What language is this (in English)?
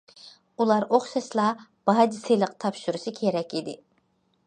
Uyghur